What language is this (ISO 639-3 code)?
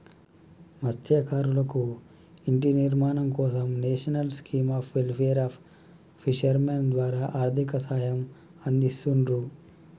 tel